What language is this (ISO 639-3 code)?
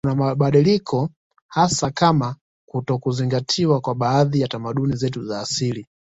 swa